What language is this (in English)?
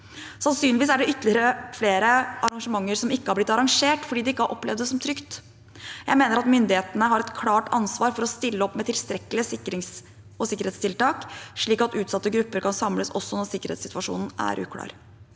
Norwegian